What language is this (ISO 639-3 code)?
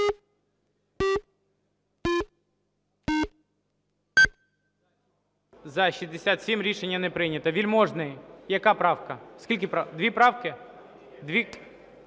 ukr